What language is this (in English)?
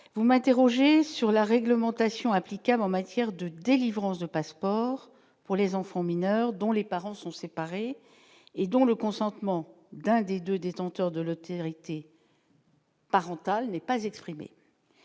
French